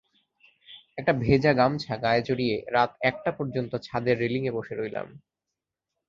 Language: Bangla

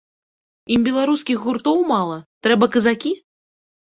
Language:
Belarusian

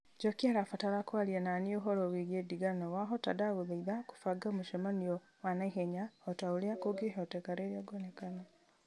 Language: Kikuyu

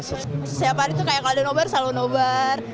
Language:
Indonesian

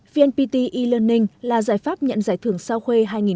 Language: Vietnamese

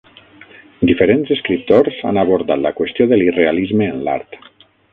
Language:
Catalan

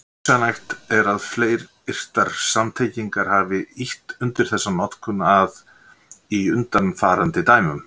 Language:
Icelandic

